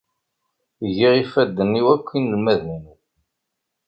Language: Kabyle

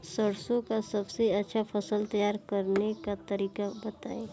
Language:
Bhojpuri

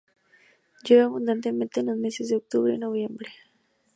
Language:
Spanish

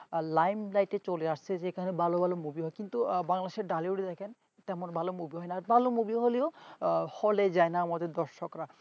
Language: Bangla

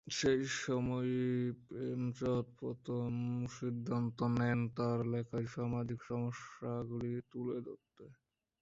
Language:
Bangla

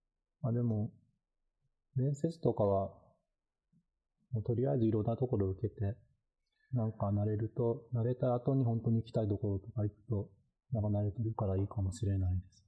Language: Japanese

